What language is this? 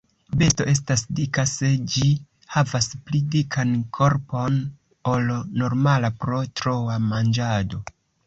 Esperanto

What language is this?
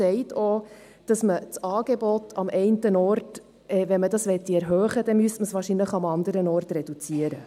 Swiss German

